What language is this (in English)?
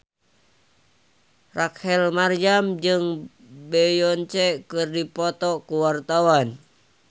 Sundanese